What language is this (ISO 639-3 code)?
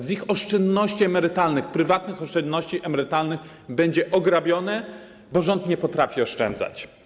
pol